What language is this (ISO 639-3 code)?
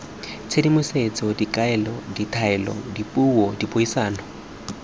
tsn